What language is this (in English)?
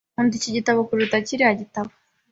Kinyarwanda